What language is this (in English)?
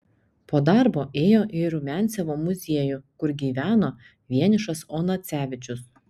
Lithuanian